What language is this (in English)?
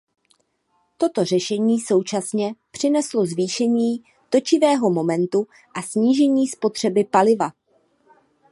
Czech